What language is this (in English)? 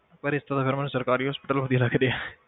Punjabi